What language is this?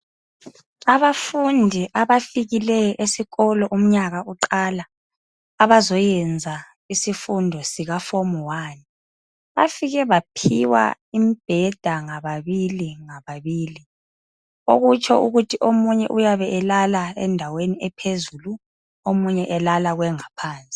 North Ndebele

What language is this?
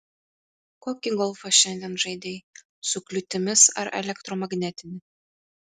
Lithuanian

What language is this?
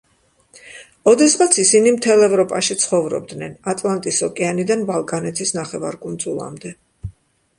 Georgian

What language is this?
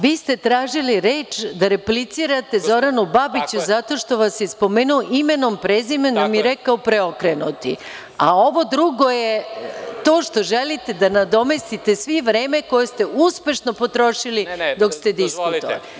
Serbian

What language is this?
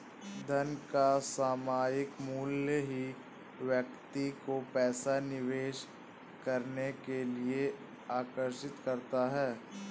Hindi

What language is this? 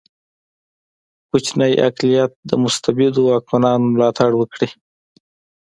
Pashto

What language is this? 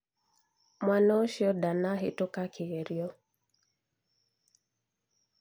Kikuyu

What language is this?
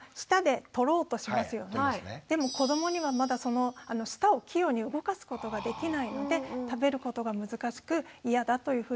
Japanese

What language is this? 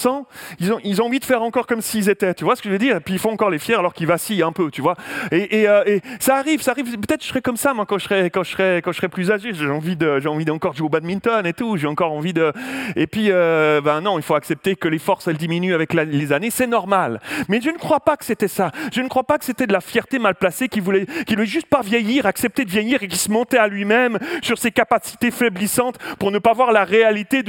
French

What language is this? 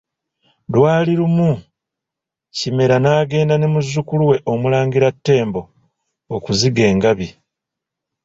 Ganda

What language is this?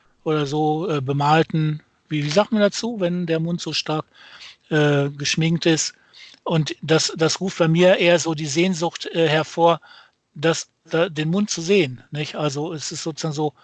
German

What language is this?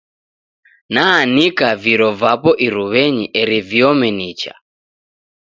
Taita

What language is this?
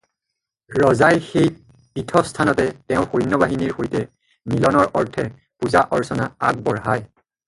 Assamese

